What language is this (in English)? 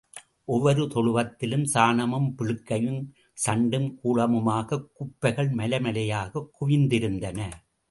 Tamil